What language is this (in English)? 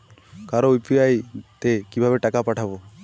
Bangla